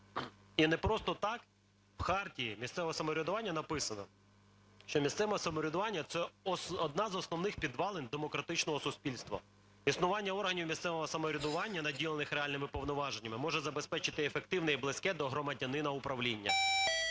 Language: Ukrainian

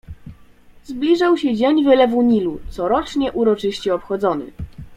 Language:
Polish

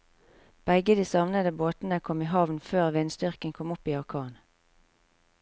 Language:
Norwegian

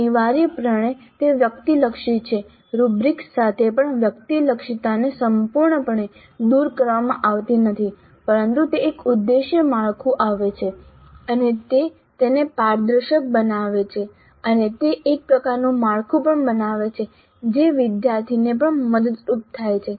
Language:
Gujarati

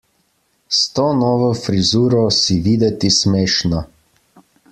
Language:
Slovenian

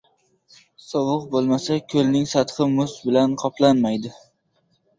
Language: Uzbek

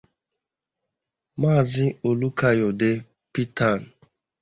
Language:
Igbo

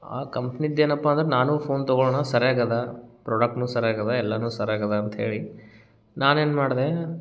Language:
Kannada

